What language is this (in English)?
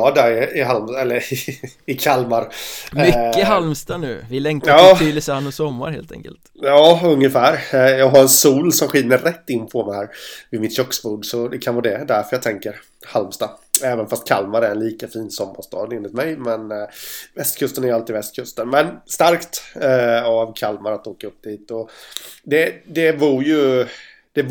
Swedish